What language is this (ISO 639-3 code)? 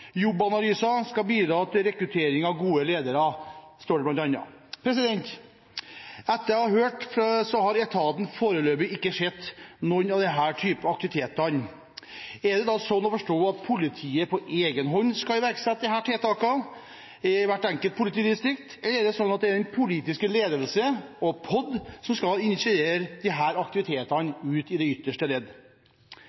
nob